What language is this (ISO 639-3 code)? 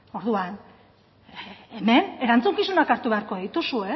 eus